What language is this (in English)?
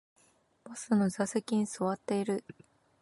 Japanese